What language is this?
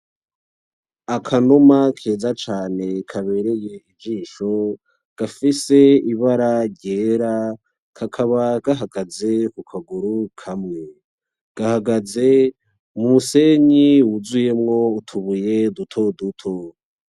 Rundi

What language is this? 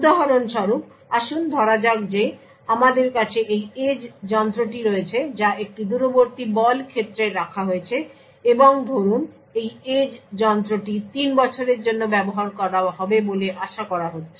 Bangla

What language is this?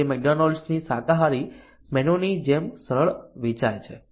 Gujarati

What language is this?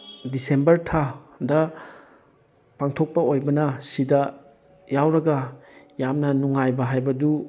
Manipuri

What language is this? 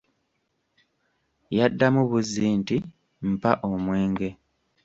Ganda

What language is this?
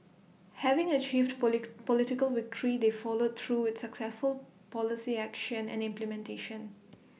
English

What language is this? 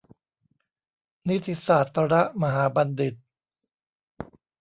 Thai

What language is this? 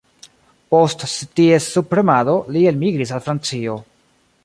Esperanto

